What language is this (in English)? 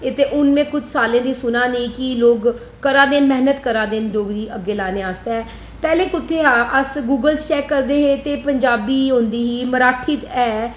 Dogri